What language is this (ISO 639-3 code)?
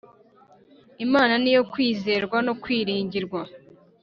kin